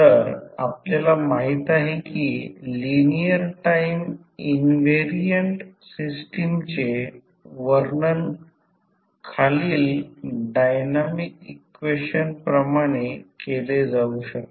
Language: Marathi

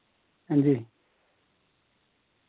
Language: Dogri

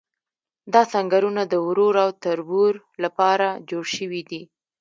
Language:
Pashto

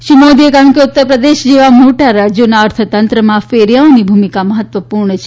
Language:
Gujarati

